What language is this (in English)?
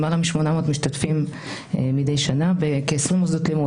Hebrew